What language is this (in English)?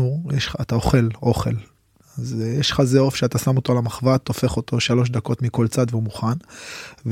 Hebrew